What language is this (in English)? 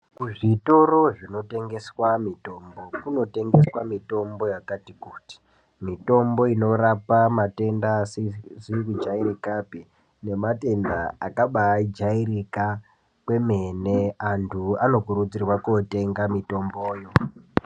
Ndau